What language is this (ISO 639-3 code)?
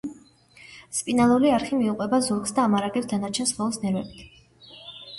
kat